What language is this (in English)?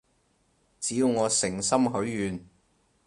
Cantonese